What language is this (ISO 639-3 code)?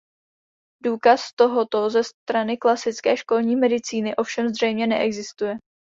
ces